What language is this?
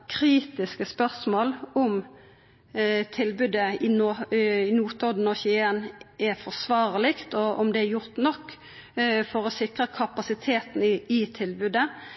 Norwegian Nynorsk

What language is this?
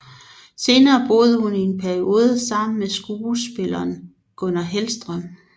Danish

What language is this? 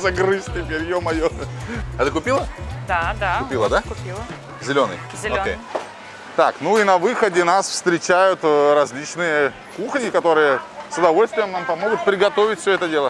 Russian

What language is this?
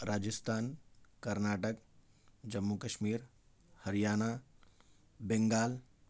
Urdu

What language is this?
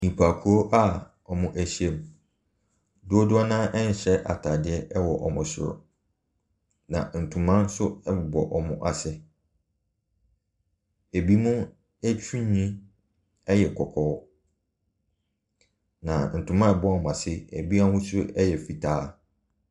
Akan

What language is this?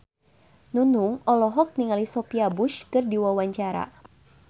Sundanese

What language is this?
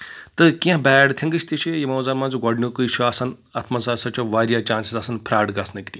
Kashmiri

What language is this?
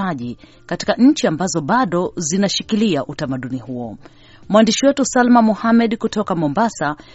Swahili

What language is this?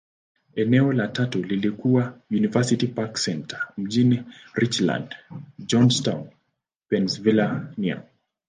Swahili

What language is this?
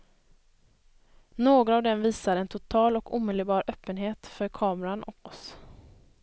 Swedish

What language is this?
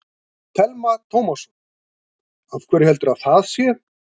Icelandic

